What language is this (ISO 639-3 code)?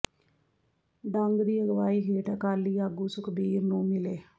pan